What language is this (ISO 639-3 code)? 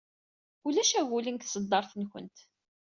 kab